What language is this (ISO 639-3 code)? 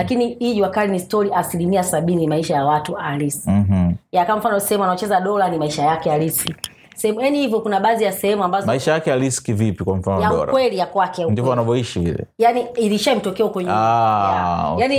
swa